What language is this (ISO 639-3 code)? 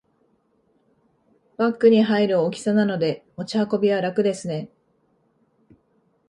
jpn